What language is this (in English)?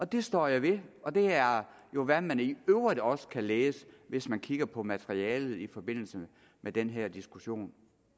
Danish